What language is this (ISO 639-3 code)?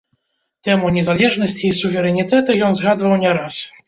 bel